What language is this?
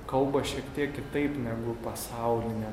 Lithuanian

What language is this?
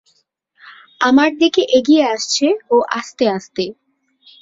Bangla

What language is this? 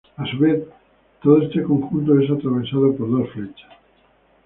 Spanish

